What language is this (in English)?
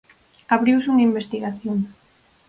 Galician